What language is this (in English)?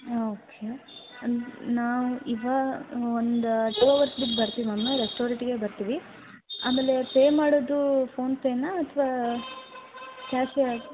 Kannada